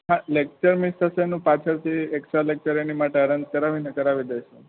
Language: Gujarati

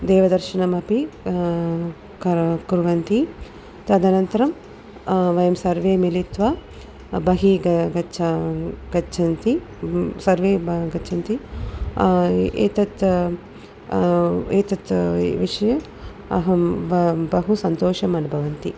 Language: Sanskrit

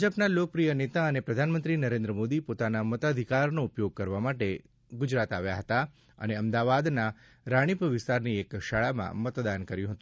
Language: Gujarati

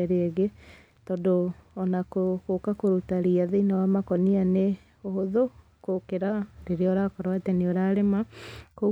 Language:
Kikuyu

